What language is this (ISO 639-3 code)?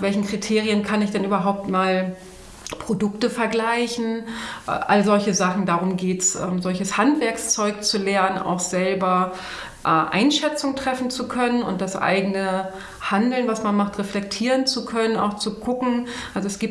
deu